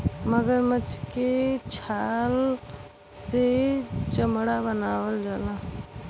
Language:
Bhojpuri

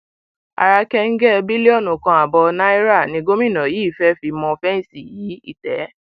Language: Yoruba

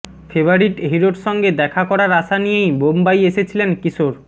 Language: Bangla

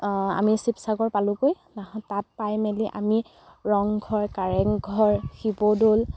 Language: Assamese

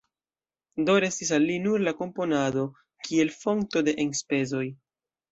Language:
Esperanto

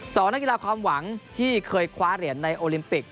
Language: Thai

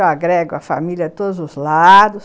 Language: Portuguese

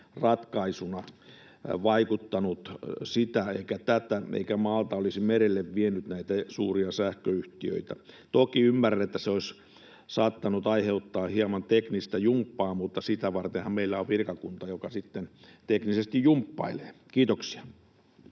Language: Finnish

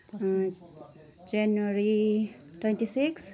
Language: Nepali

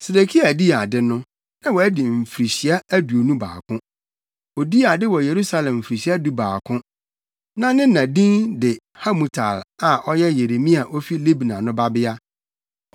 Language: Akan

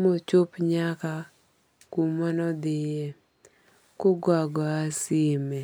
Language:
Luo (Kenya and Tanzania)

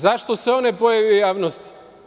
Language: Serbian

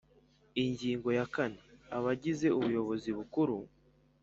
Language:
Kinyarwanda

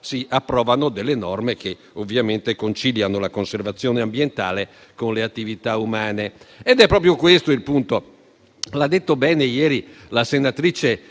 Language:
Italian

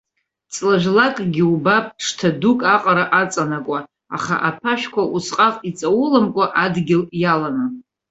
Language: Abkhazian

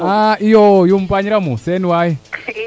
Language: Serer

